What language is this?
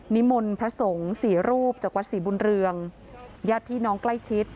Thai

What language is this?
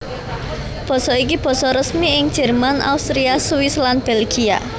Javanese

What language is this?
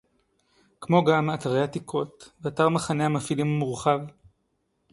Hebrew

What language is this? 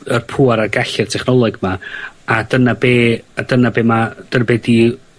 Welsh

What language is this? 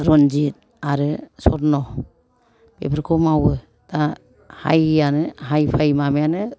Bodo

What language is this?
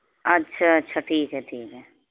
Urdu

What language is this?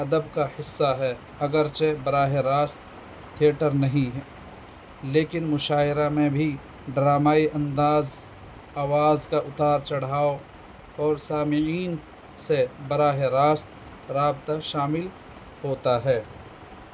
Urdu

